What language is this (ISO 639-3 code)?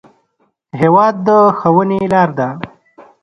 pus